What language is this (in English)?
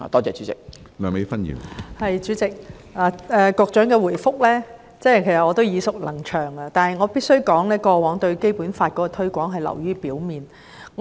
Cantonese